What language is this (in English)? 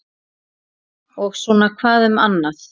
Icelandic